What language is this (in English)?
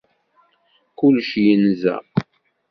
Kabyle